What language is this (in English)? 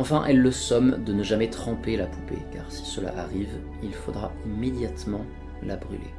French